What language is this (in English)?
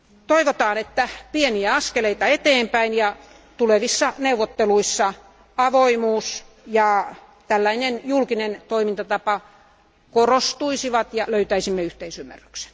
Finnish